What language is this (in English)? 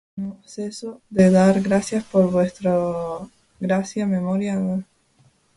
Spanish